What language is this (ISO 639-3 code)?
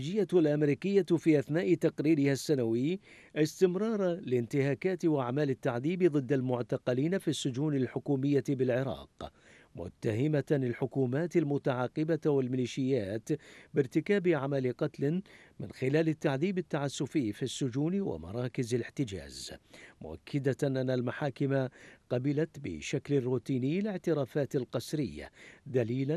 ara